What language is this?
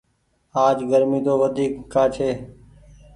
Goaria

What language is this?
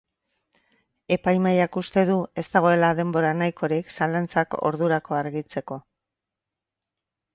Basque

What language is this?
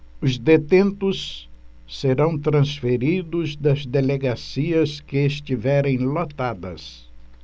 Portuguese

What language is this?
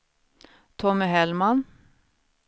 Swedish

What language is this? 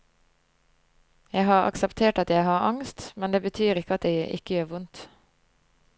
Norwegian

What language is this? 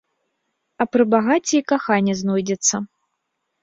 Belarusian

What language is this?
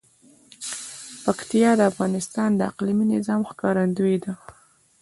Pashto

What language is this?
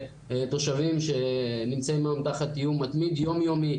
Hebrew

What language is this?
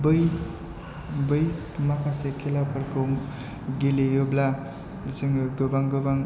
Bodo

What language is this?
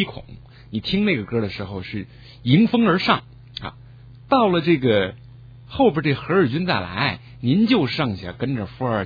Chinese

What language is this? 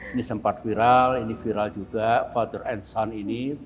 Indonesian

